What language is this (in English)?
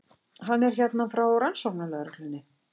Icelandic